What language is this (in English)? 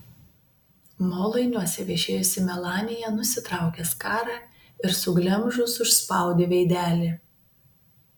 Lithuanian